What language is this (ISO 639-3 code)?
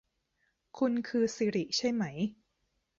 tha